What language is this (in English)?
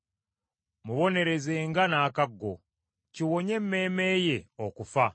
Ganda